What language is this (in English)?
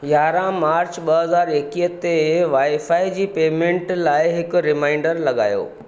Sindhi